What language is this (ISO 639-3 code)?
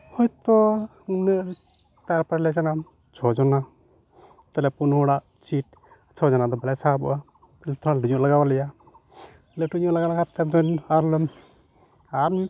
sat